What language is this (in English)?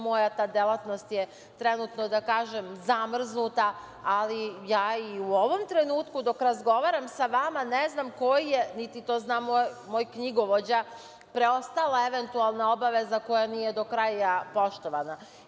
Serbian